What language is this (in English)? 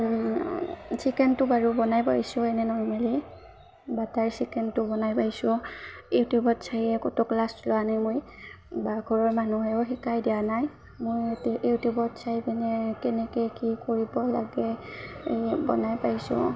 Assamese